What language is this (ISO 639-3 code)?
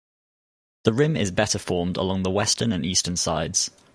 eng